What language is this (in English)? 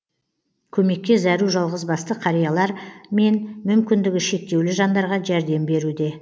Kazakh